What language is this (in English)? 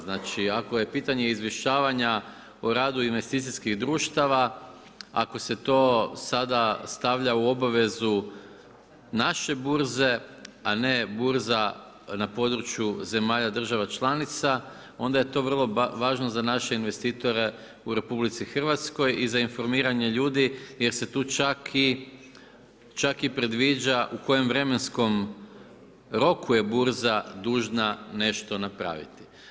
Croatian